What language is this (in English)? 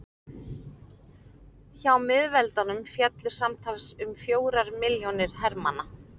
Icelandic